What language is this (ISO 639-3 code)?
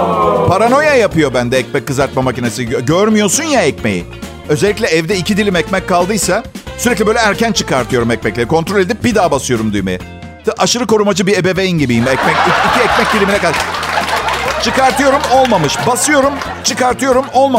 tur